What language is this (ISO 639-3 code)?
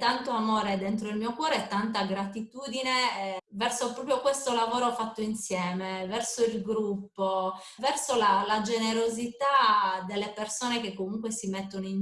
ita